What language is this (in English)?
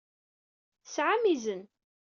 Kabyle